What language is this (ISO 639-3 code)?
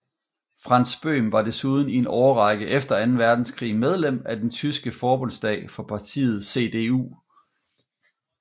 dan